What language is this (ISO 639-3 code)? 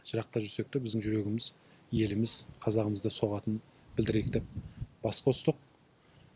kaz